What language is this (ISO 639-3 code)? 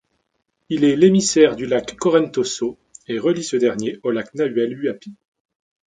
fra